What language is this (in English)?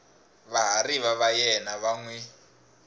Tsonga